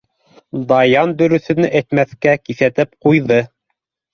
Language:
Bashkir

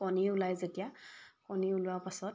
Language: Assamese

